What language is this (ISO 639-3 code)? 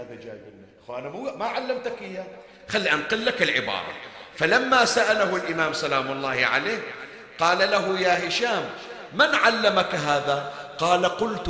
ara